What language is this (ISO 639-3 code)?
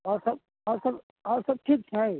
mai